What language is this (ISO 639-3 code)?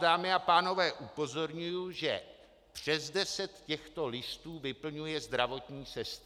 ces